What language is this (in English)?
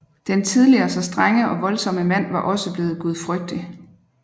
Danish